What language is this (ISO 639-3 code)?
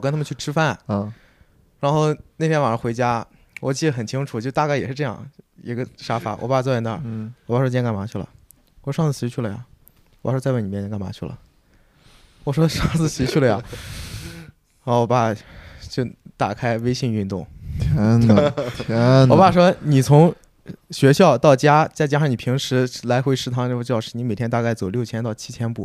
zho